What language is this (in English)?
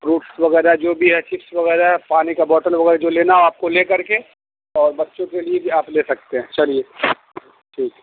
Urdu